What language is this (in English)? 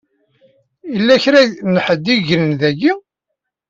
Kabyle